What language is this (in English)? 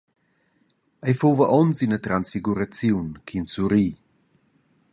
Romansh